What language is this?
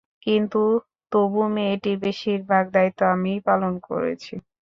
Bangla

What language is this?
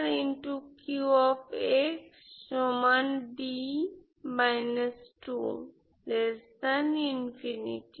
Bangla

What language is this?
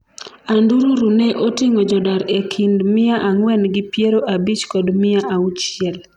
Luo (Kenya and Tanzania)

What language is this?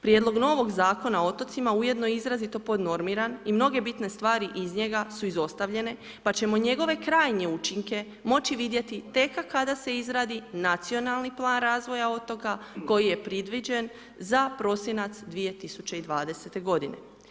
Croatian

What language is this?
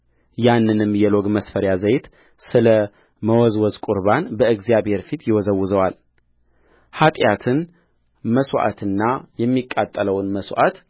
Amharic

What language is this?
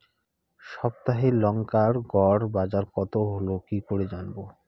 Bangla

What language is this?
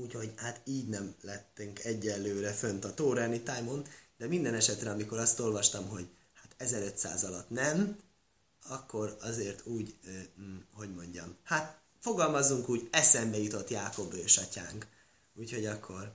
Hungarian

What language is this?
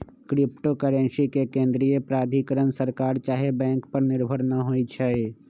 Magahi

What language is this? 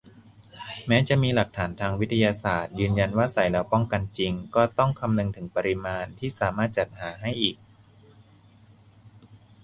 Thai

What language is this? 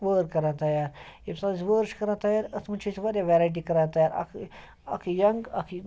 Kashmiri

